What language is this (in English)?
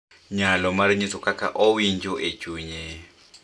Luo (Kenya and Tanzania)